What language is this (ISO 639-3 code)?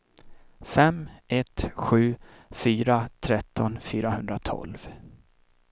swe